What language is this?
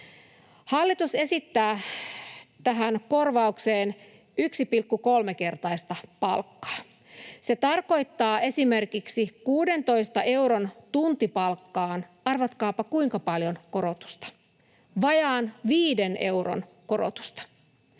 Finnish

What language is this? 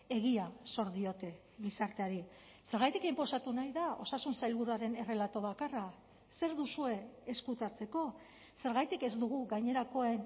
Basque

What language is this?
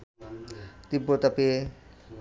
Bangla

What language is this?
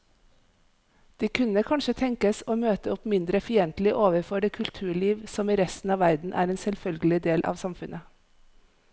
Norwegian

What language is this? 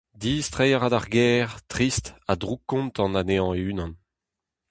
Breton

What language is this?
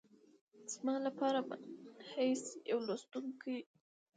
Pashto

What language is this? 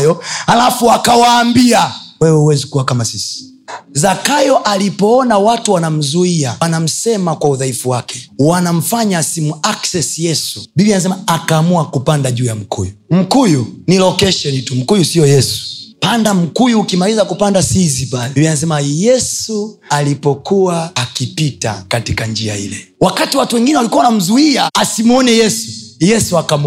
Swahili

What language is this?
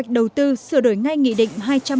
Vietnamese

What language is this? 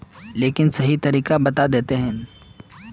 Magahi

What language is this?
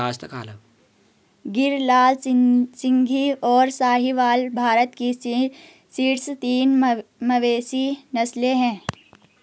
Hindi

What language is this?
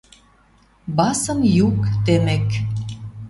Western Mari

